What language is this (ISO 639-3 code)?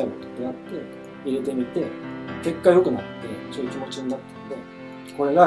jpn